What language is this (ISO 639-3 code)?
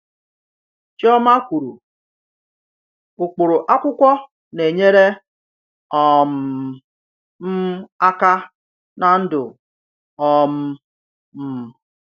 ibo